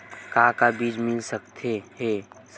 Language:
Chhattisgarhi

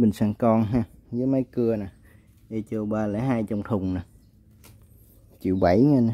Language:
Vietnamese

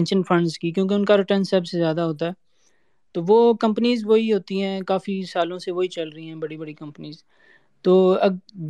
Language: Urdu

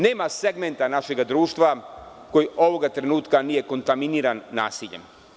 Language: Serbian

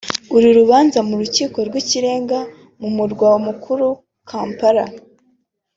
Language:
Kinyarwanda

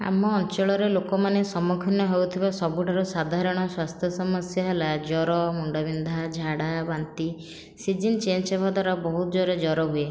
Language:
Odia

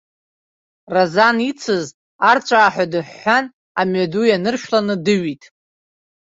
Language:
Abkhazian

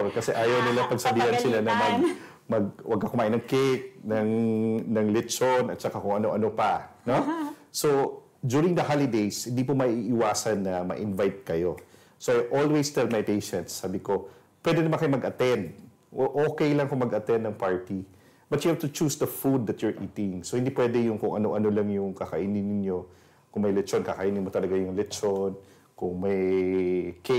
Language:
Filipino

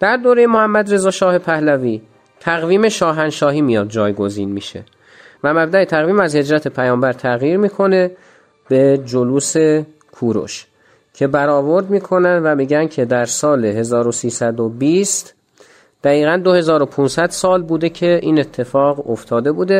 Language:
Persian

